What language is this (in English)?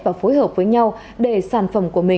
Vietnamese